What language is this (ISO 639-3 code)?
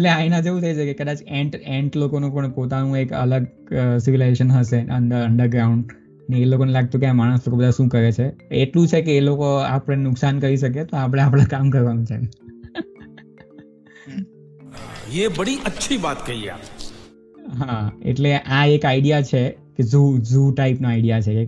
guj